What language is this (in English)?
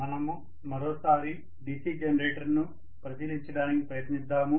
Telugu